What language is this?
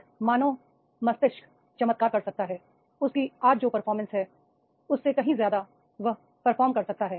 Hindi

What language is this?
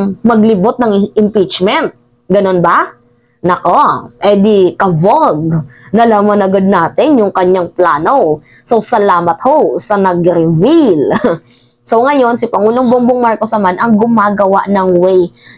Filipino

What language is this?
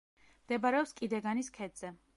Georgian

